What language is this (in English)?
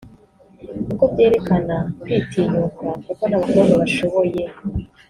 Kinyarwanda